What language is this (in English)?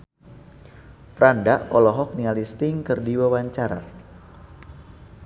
Sundanese